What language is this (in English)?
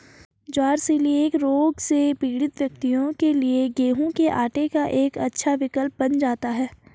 Hindi